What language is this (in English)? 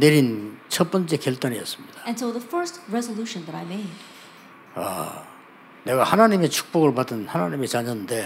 Korean